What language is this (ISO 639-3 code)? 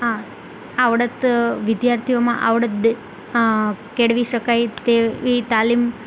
guj